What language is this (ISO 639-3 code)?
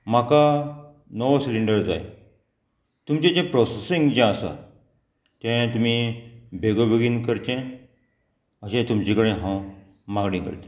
kok